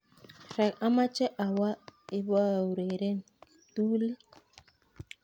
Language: Kalenjin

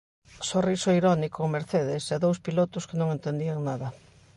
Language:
Galician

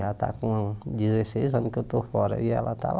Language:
Portuguese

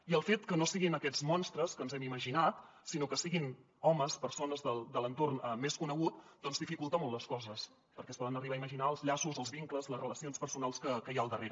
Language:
Catalan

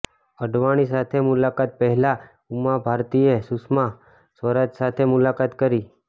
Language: Gujarati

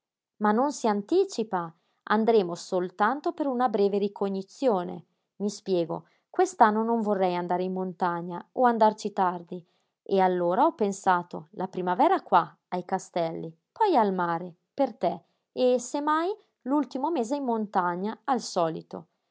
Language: Italian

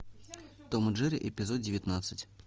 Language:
Russian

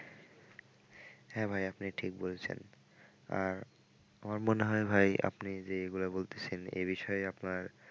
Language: Bangla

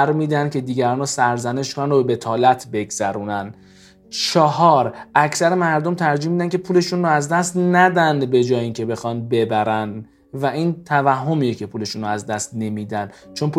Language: Persian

